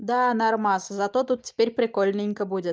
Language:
Russian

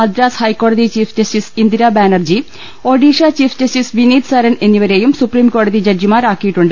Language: Malayalam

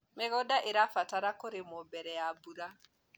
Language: Kikuyu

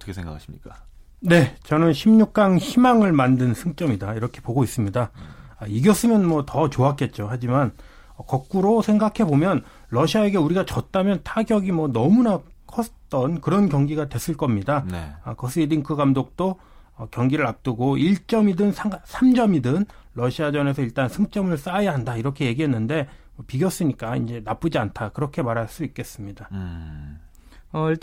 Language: Korean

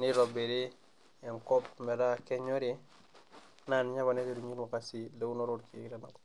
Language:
Masai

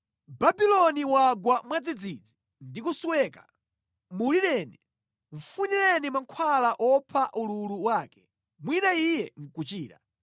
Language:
Nyanja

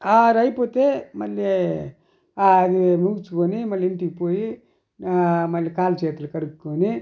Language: Telugu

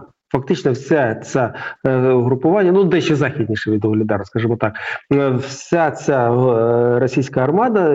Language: Ukrainian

